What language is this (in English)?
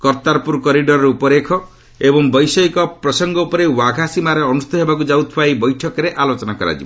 Odia